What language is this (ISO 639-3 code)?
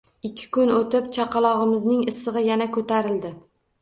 uzb